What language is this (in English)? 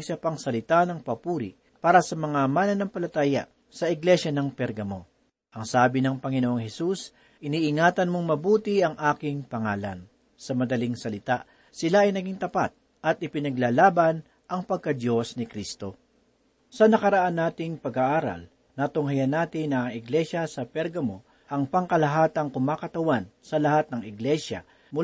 Filipino